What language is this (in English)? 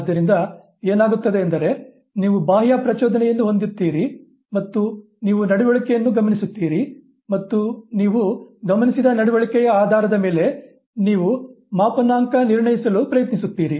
Kannada